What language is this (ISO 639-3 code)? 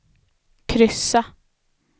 swe